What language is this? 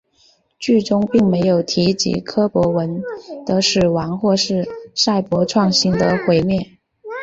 Chinese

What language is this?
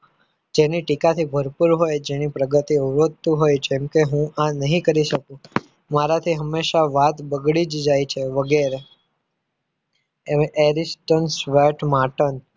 Gujarati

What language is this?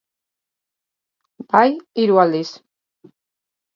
Basque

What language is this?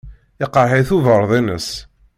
Kabyle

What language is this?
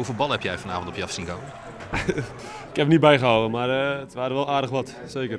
Dutch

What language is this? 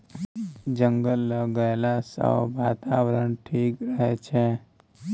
Maithili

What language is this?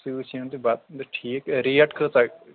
Kashmiri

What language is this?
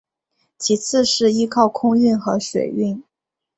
Chinese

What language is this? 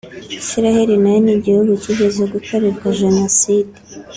Kinyarwanda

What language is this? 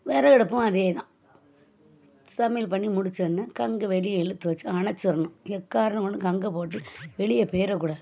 Tamil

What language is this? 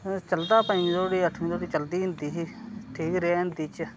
Dogri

